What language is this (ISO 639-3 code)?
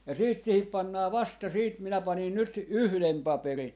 fin